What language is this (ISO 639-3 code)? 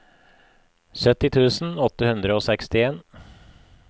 nor